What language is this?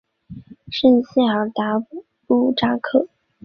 Chinese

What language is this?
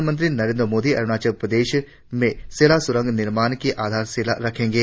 Hindi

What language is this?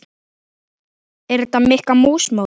Icelandic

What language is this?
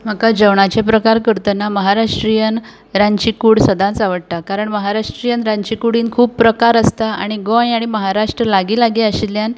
Konkani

